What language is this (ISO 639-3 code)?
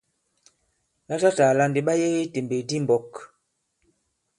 abb